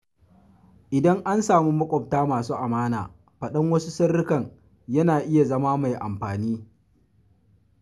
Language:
Hausa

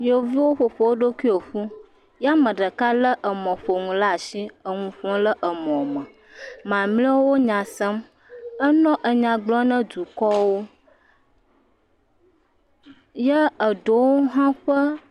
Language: Ewe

